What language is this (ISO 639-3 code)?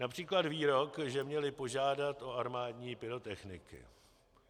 ces